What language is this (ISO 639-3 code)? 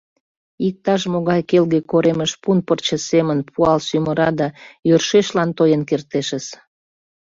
chm